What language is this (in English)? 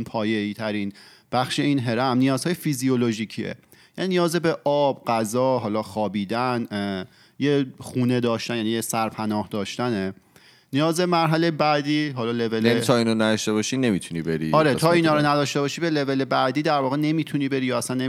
Persian